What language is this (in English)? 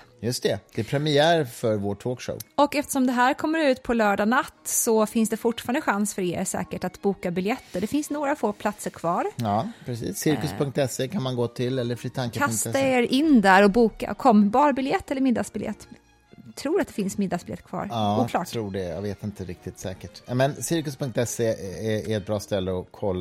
Swedish